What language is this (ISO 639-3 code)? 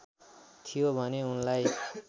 nep